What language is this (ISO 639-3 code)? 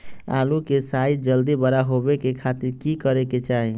mag